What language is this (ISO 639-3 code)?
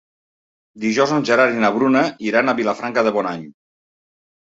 cat